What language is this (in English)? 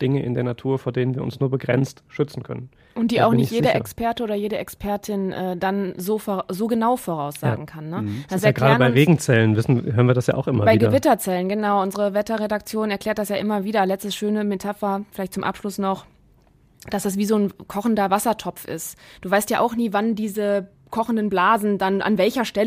German